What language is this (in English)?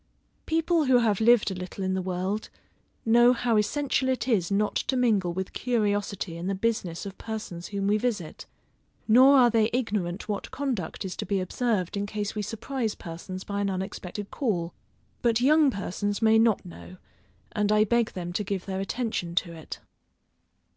English